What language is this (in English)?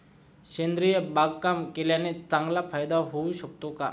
Marathi